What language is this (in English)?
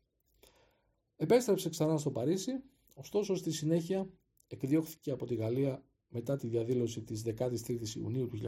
Greek